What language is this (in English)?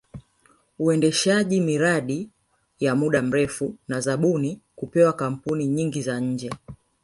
Swahili